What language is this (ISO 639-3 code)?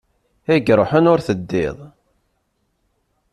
kab